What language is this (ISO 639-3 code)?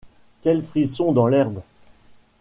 fra